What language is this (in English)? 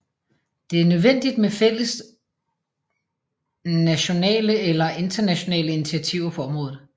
Danish